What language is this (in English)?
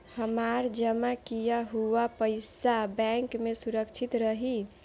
Bhojpuri